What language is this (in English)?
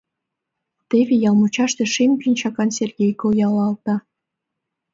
Mari